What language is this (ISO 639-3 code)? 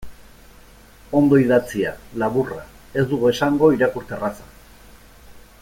eus